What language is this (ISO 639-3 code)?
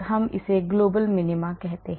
hin